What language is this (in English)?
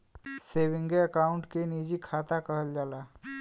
Bhojpuri